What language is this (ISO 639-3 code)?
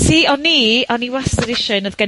cym